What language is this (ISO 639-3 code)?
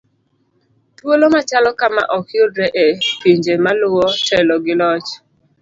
luo